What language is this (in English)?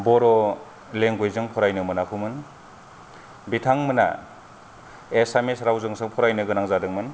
Bodo